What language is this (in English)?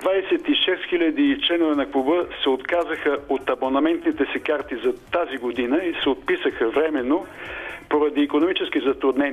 Bulgarian